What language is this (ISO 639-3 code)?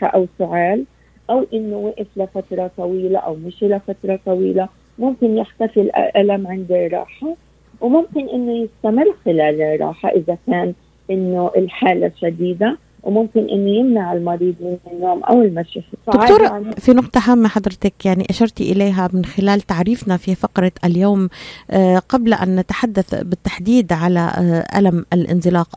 ara